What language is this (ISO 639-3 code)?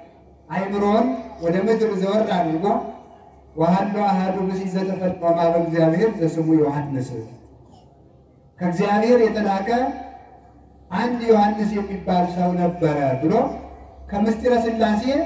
tur